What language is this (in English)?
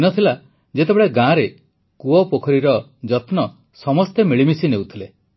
Odia